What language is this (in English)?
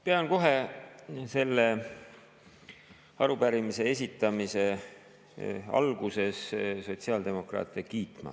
Estonian